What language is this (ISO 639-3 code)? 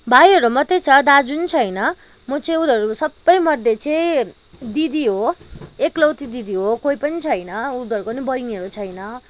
nep